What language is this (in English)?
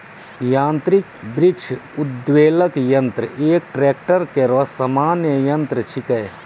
Maithili